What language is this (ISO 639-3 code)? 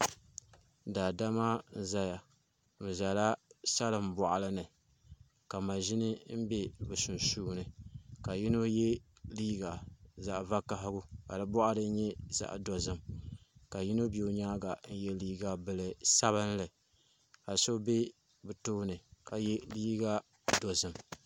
dag